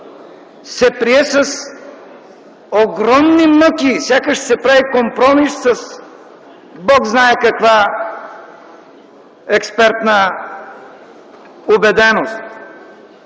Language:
Bulgarian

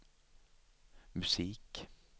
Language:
Swedish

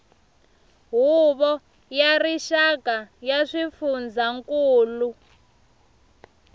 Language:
Tsonga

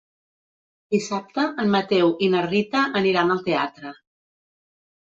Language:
Catalan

